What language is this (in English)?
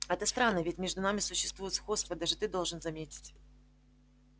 Russian